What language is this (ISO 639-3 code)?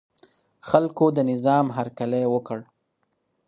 pus